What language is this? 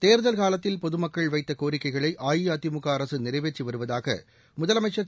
Tamil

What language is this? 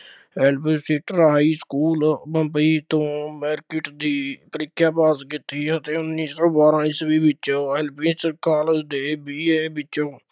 Punjabi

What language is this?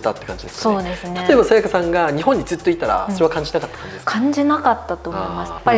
Japanese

